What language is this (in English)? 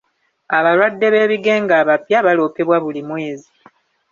Ganda